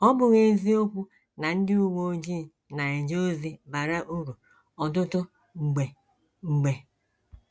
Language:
Igbo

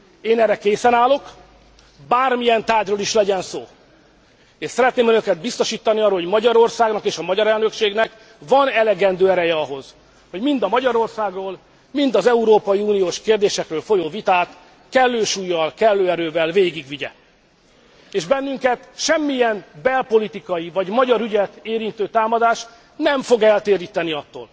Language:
Hungarian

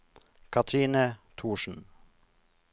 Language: Norwegian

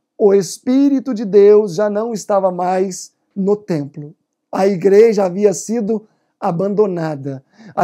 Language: Portuguese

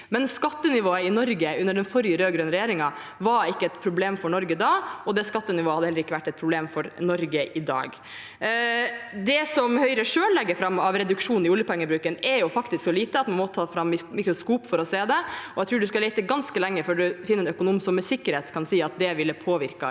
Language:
Norwegian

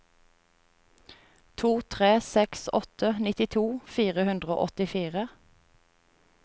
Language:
Norwegian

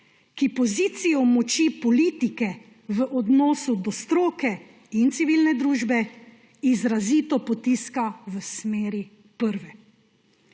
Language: Slovenian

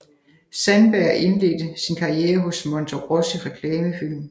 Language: Danish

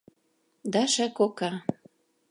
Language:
Mari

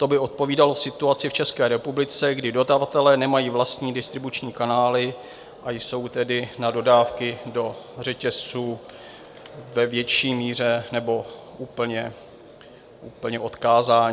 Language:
Czech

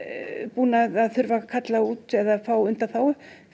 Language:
Icelandic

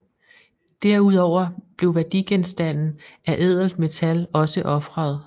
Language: Danish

